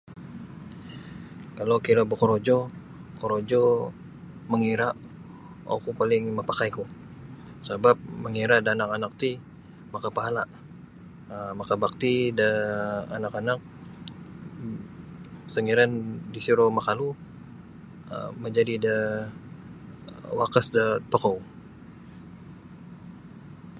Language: Sabah Bisaya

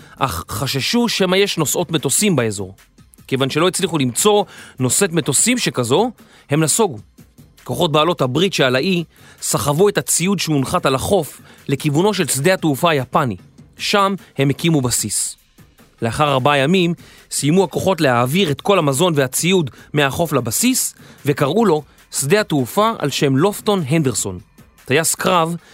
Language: Hebrew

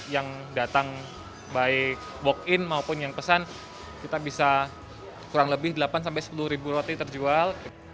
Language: Indonesian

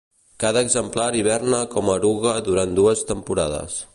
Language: Catalan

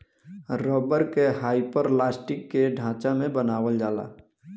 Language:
Bhojpuri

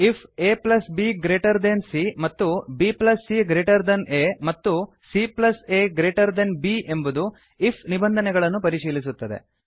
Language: Kannada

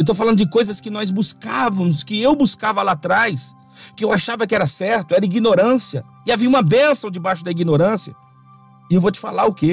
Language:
Portuguese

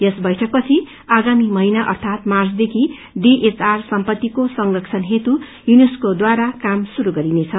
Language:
Nepali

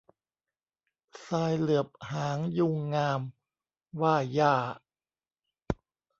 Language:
Thai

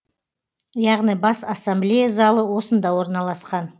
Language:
Kazakh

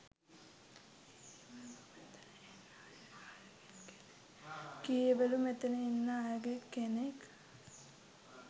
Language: Sinhala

